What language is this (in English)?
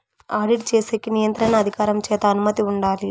Telugu